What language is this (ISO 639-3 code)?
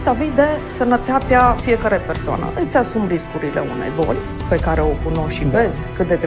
ron